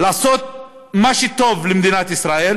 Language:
Hebrew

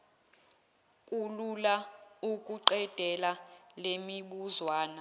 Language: Zulu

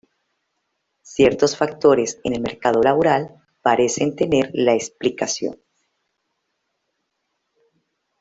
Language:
Spanish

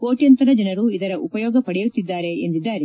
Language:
Kannada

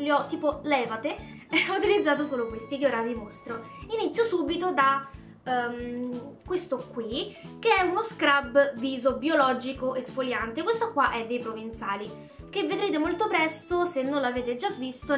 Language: Italian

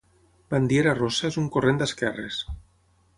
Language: Catalan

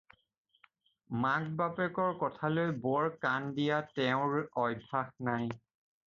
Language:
Assamese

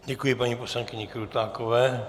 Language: Czech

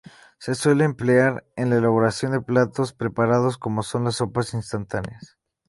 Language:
Spanish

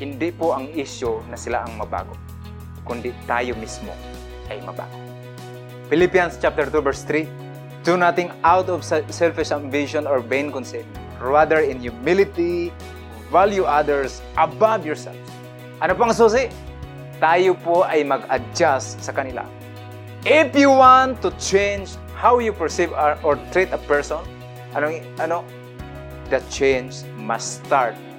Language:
Filipino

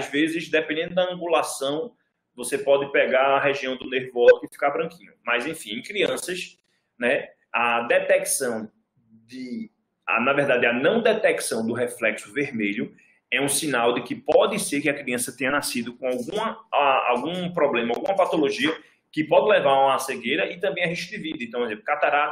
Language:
Portuguese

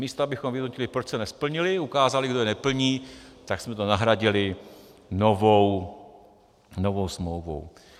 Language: Czech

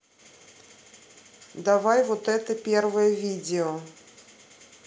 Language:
Russian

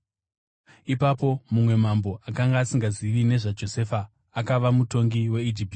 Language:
Shona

